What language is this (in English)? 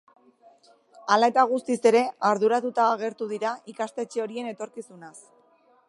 Basque